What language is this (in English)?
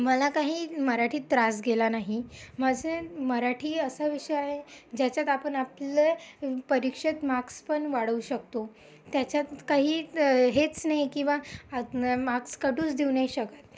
Marathi